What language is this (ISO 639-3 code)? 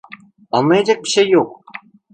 tur